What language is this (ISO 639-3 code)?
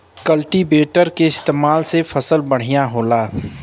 bho